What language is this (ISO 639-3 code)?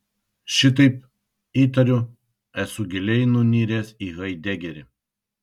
lit